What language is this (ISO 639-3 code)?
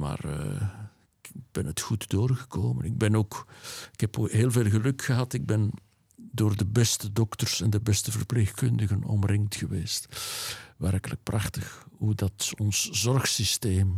nld